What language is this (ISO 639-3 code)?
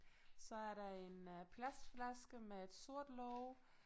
dan